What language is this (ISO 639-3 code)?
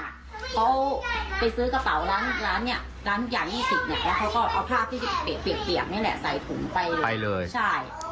tha